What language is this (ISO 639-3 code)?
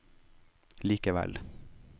nor